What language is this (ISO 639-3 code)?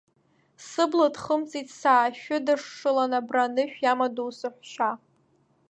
abk